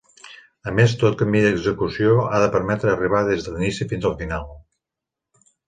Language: Catalan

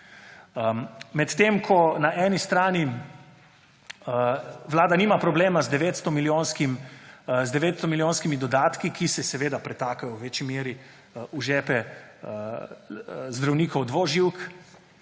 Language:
Slovenian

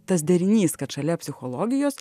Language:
Lithuanian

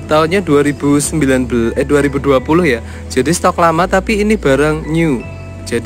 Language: Indonesian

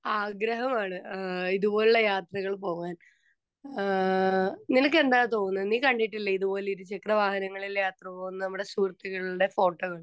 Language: Malayalam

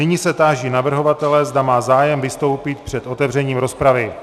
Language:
Czech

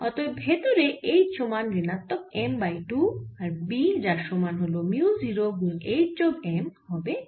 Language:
Bangla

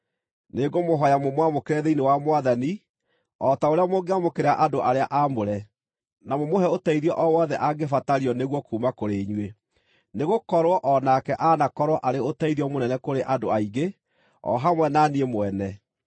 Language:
Kikuyu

